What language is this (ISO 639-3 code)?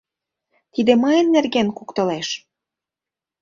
chm